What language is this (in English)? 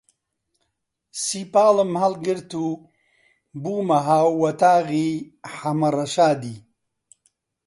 Central Kurdish